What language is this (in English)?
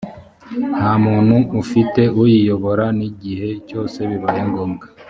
Kinyarwanda